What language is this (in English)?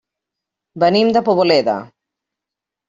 Catalan